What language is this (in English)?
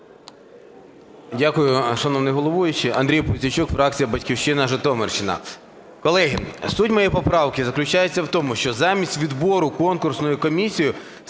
Ukrainian